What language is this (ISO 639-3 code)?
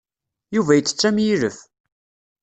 kab